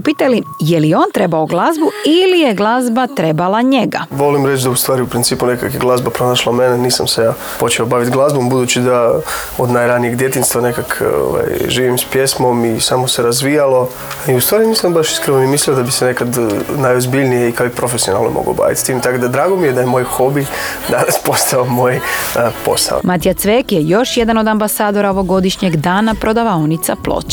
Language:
Croatian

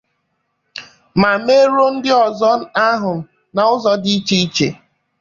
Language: Igbo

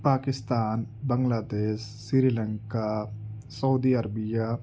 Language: Urdu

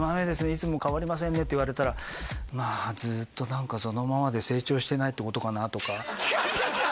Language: Japanese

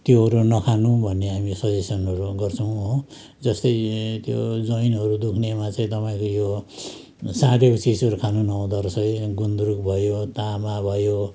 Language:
Nepali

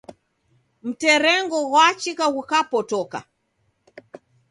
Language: Taita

